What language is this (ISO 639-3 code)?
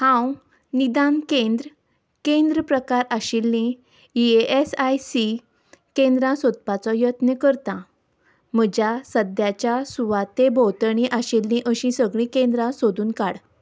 kok